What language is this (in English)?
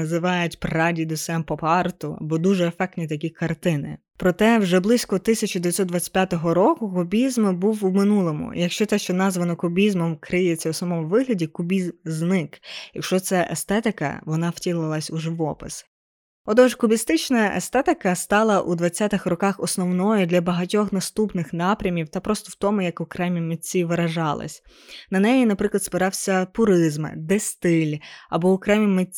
Ukrainian